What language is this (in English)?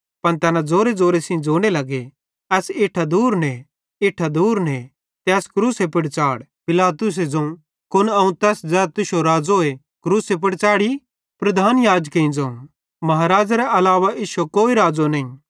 Bhadrawahi